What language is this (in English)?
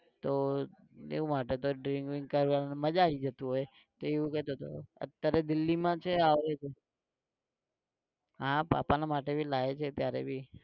Gujarati